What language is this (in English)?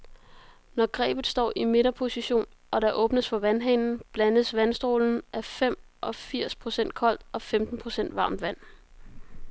Danish